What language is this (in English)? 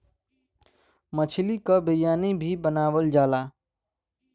Bhojpuri